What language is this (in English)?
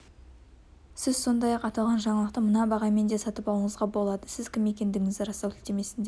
Kazakh